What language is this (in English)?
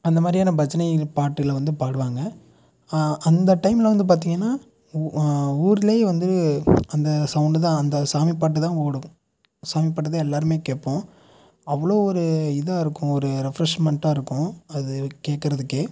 Tamil